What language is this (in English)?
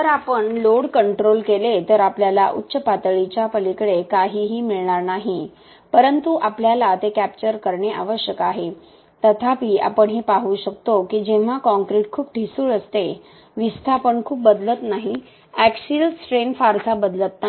Marathi